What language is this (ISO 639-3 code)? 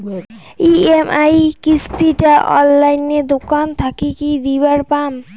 ben